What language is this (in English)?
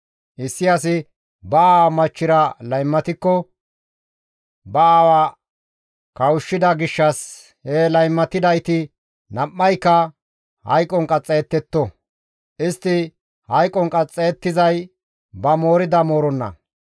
Gamo